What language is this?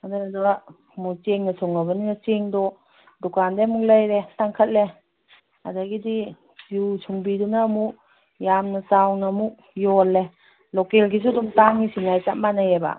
Manipuri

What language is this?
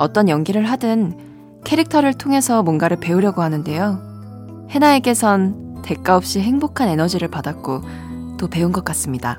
Korean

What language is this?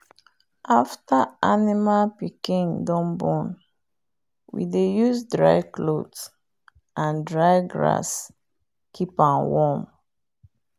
Nigerian Pidgin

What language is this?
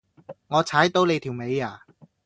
Cantonese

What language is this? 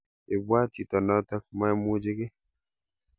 Kalenjin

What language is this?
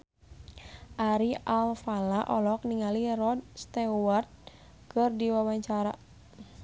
Sundanese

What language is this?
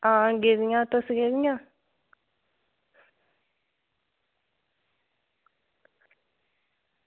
Dogri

